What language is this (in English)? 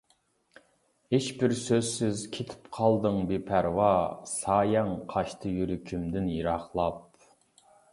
Uyghur